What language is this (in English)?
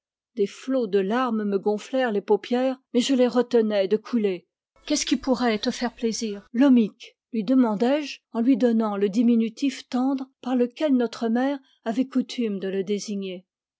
French